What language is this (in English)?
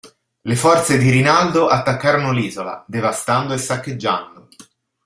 Italian